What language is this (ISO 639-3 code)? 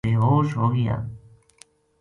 gju